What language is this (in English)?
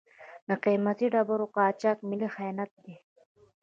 Pashto